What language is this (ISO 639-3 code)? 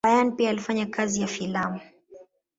swa